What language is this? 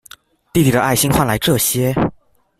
Chinese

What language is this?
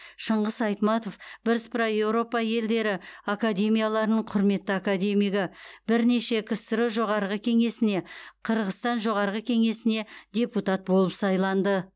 Kazakh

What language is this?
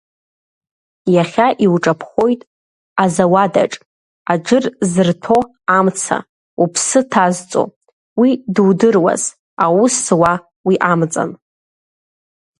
Abkhazian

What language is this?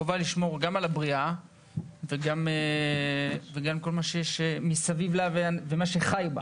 Hebrew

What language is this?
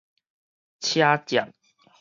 Min Nan Chinese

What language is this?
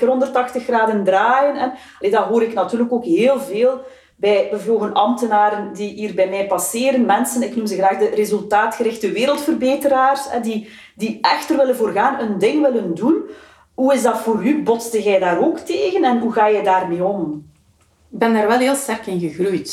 Dutch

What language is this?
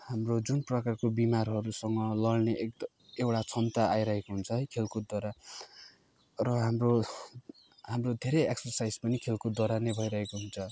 Nepali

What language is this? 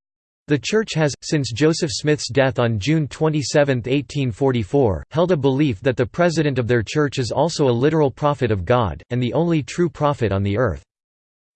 English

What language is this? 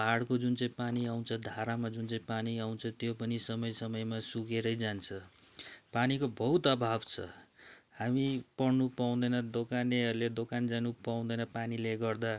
Nepali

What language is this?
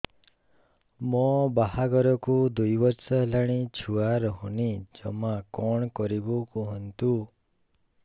Odia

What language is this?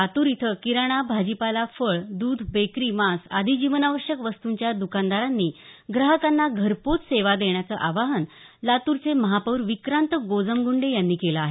Marathi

